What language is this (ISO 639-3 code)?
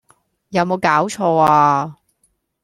yue